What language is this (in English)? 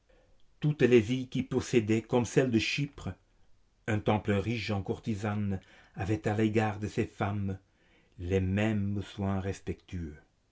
French